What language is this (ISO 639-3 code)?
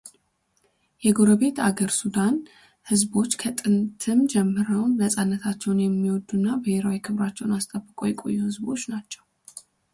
amh